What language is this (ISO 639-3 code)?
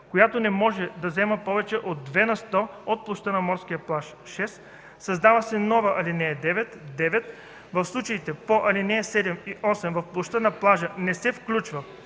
bul